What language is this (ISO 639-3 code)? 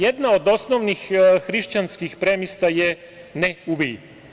srp